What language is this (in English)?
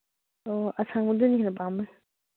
Manipuri